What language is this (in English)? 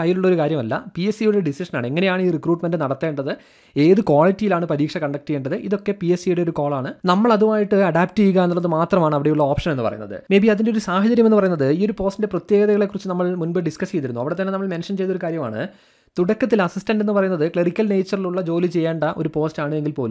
Malayalam